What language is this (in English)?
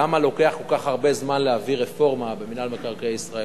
Hebrew